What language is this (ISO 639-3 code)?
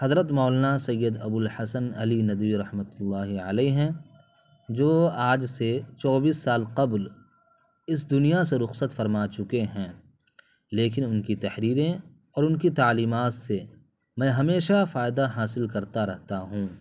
urd